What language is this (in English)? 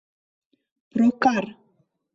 Mari